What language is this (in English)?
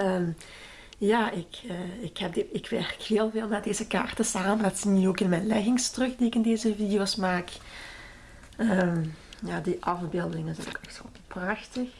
Dutch